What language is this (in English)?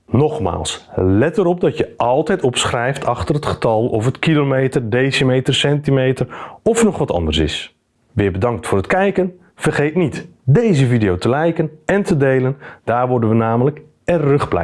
Dutch